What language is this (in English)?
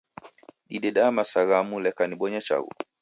Taita